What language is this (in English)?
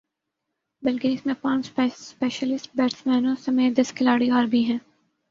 Urdu